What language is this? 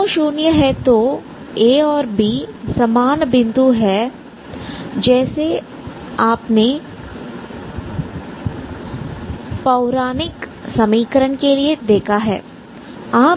Hindi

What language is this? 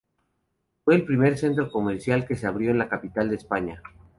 Spanish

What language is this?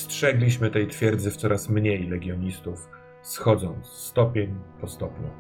Polish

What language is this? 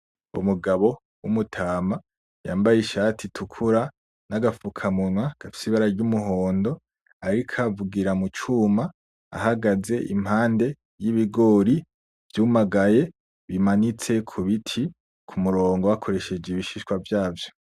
Rundi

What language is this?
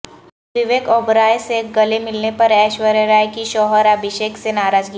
Urdu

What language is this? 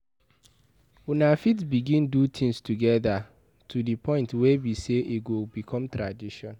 Nigerian Pidgin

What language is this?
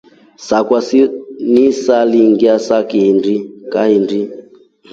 Rombo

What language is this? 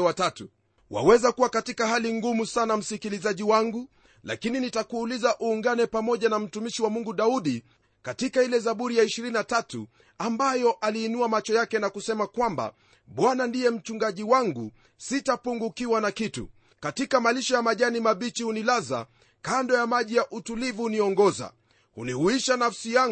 Swahili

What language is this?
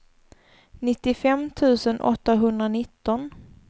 Swedish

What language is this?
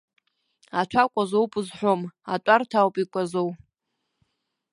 Abkhazian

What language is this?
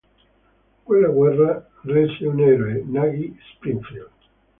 Italian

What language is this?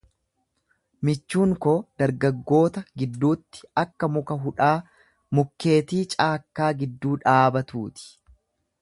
Oromo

